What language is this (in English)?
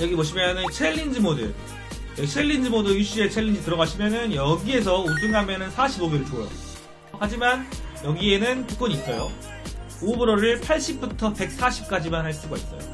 Korean